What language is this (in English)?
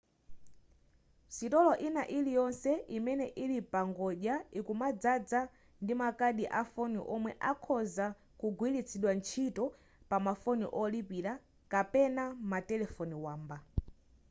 Nyanja